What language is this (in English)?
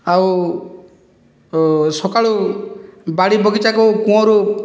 Odia